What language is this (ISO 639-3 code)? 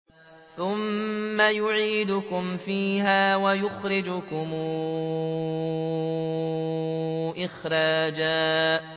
ara